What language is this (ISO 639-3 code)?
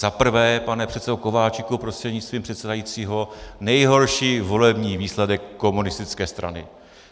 ces